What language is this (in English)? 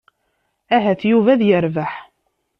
Kabyle